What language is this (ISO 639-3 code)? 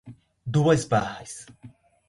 por